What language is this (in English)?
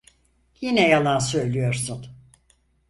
Turkish